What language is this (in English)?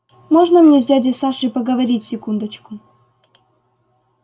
Russian